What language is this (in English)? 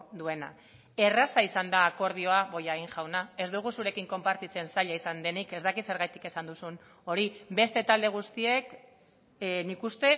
Basque